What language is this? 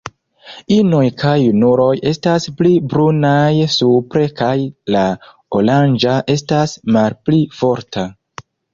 Esperanto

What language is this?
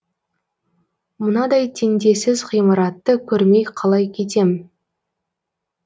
Kazakh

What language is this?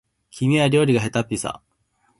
Japanese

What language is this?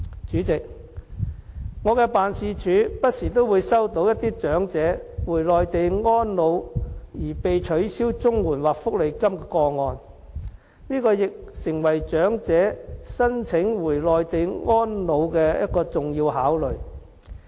Cantonese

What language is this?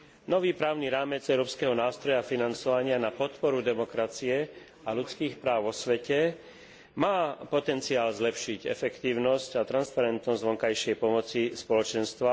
Slovak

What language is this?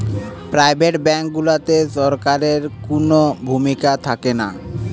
Bangla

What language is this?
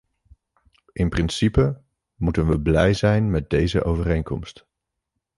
Dutch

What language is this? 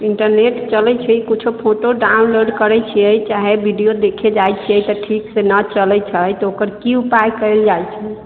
Maithili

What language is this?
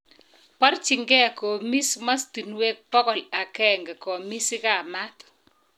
Kalenjin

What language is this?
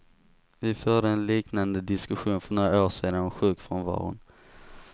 Swedish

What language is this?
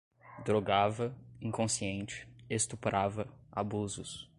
Portuguese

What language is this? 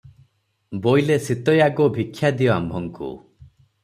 Odia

